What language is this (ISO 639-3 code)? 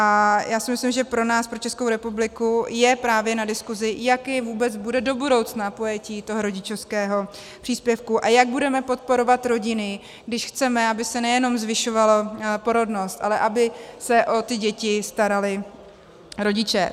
ces